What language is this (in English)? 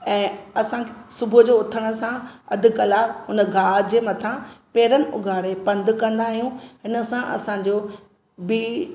Sindhi